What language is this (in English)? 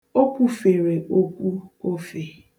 Igbo